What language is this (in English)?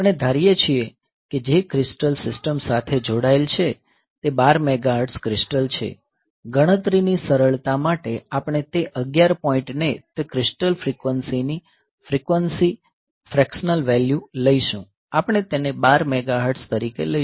Gujarati